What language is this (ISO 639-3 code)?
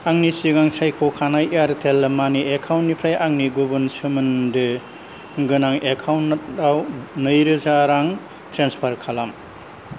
brx